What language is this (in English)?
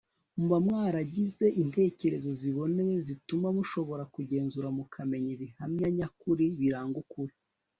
Kinyarwanda